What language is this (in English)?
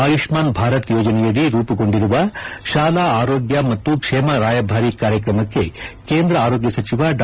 Kannada